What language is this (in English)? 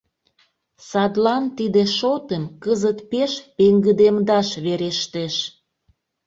Mari